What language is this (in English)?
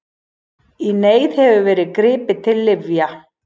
Icelandic